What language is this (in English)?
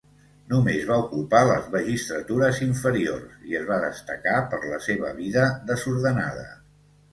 Catalan